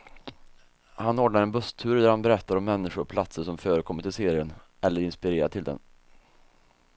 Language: Swedish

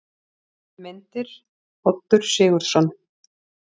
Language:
Icelandic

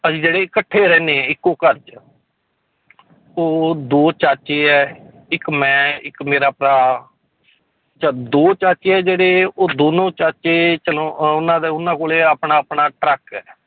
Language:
Punjabi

